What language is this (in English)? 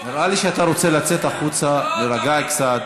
Hebrew